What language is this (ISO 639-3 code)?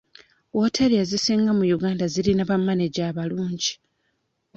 lug